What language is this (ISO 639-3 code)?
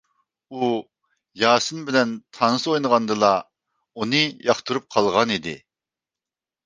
uig